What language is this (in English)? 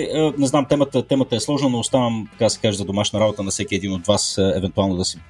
Bulgarian